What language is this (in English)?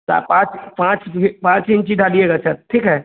Hindi